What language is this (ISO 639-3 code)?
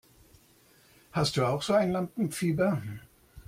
deu